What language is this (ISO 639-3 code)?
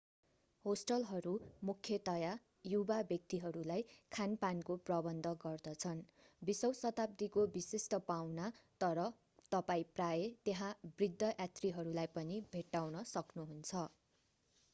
nep